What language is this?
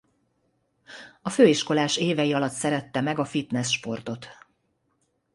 Hungarian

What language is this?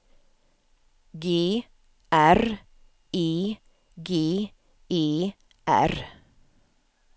Swedish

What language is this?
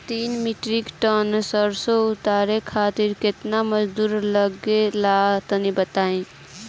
Bhojpuri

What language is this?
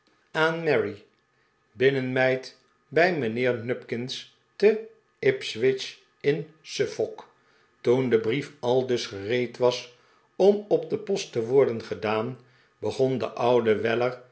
Dutch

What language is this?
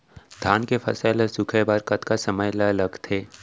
Chhattisgarhi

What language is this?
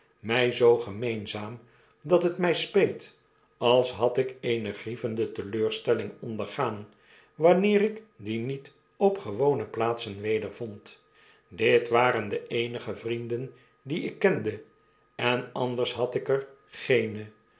Dutch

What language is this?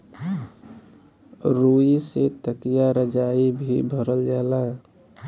Bhojpuri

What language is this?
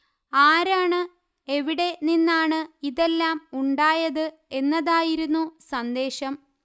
Malayalam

